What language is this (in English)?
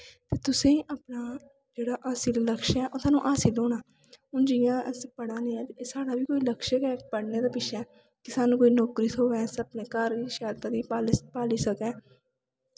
Dogri